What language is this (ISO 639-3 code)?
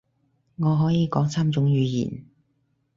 yue